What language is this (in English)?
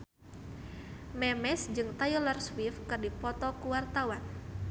Sundanese